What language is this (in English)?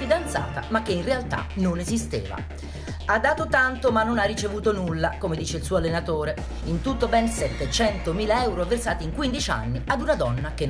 Italian